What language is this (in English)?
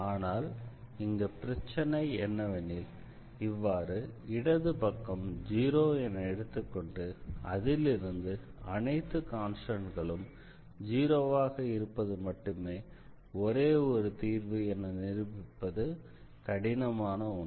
Tamil